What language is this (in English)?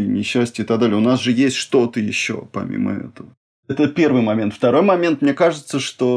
Russian